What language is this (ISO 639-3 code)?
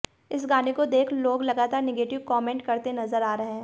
hin